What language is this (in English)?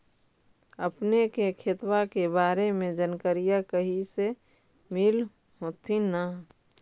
Magahi